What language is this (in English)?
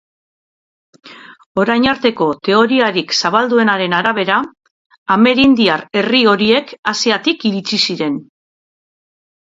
Basque